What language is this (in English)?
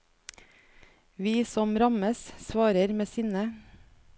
Norwegian